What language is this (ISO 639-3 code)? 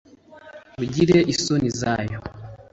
kin